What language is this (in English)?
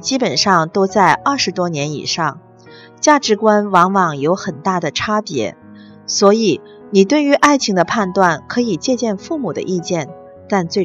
Chinese